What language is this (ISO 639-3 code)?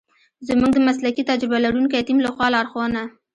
pus